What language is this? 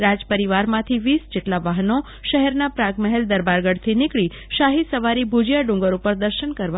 Gujarati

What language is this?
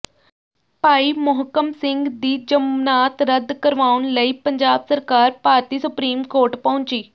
Punjabi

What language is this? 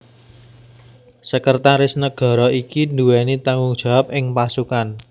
Javanese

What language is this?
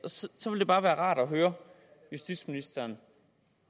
Danish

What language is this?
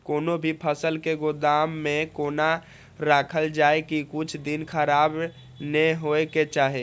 Maithili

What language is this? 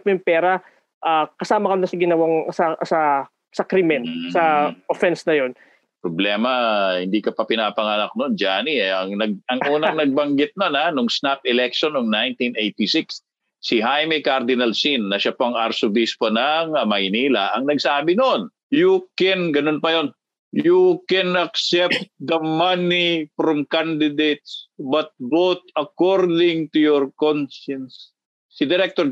Filipino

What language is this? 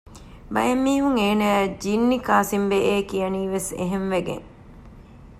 Divehi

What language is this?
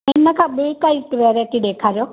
Sindhi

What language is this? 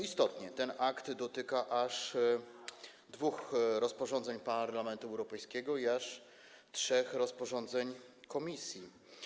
Polish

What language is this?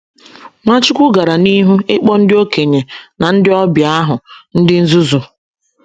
Igbo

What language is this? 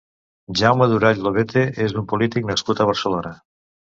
Catalan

